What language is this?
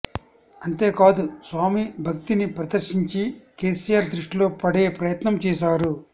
Telugu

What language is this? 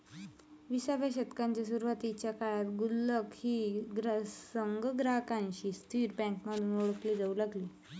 Marathi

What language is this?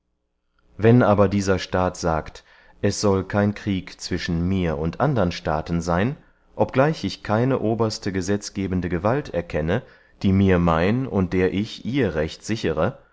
German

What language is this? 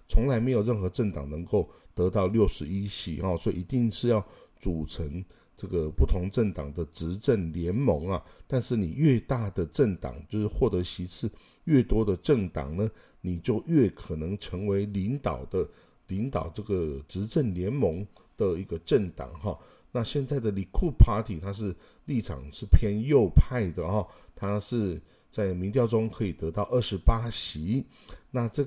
Chinese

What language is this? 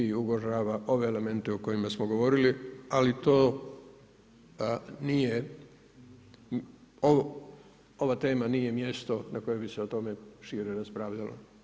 Croatian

